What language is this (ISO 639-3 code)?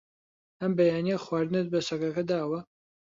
ckb